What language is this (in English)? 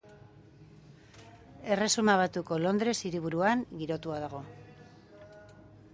Basque